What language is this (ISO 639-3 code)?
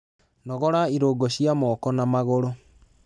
kik